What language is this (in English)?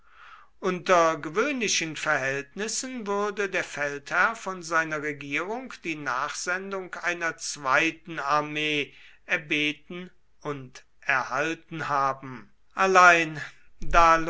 German